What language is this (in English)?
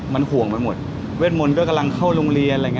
Thai